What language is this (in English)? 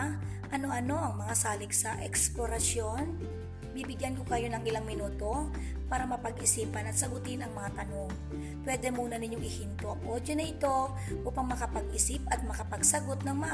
Filipino